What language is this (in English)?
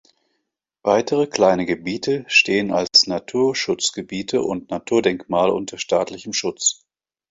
German